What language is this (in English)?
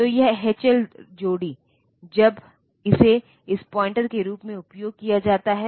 Hindi